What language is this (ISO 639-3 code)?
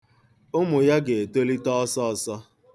ibo